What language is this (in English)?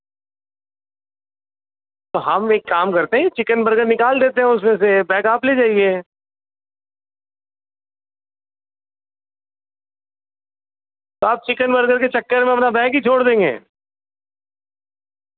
Urdu